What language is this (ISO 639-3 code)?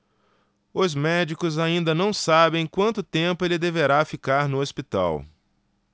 por